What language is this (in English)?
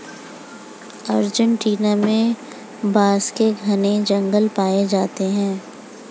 Hindi